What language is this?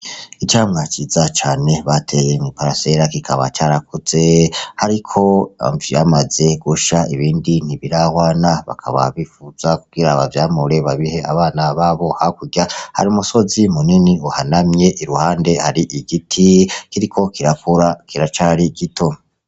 Rundi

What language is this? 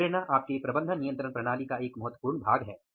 Hindi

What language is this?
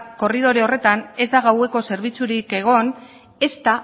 Basque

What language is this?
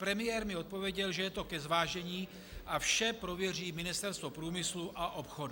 Czech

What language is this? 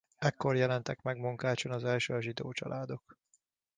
Hungarian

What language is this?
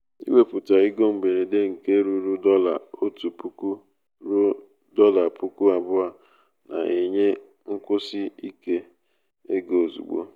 Igbo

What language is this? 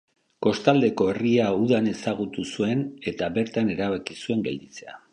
Basque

